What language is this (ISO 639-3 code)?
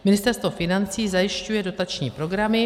ces